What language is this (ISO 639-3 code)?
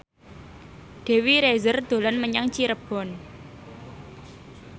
jav